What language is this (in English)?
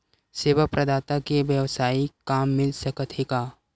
Chhattisgarhi